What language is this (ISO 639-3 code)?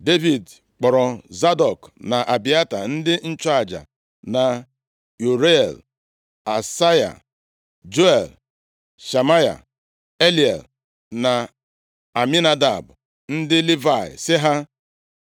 ibo